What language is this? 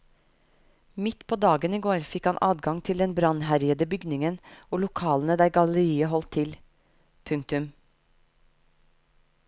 Norwegian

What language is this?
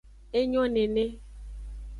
Aja (Benin)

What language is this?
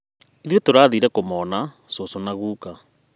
Kikuyu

